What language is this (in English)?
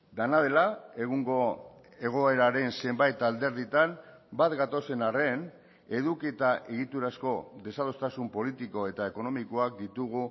Basque